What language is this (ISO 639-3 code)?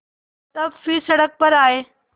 hin